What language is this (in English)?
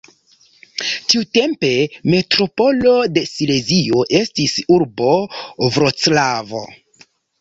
Esperanto